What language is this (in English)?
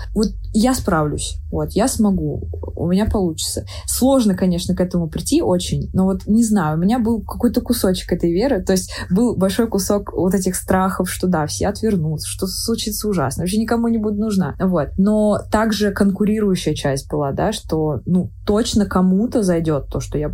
Russian